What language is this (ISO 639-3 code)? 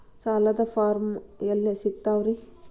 kan